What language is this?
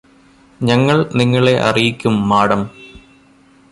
Malayalam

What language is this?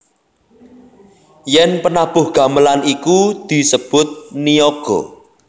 Javanese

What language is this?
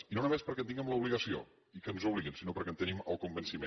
Catalan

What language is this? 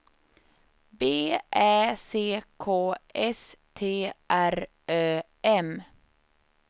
Swedish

